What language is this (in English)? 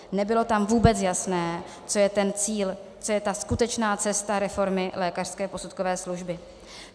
Czech